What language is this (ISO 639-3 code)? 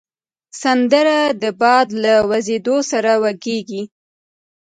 pus